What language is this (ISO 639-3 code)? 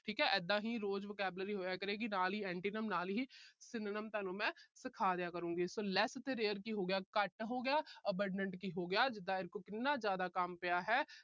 pan